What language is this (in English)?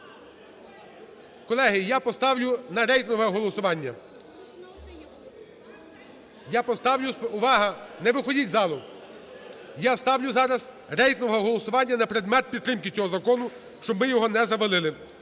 Ukrainian